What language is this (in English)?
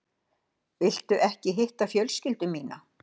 Icelandic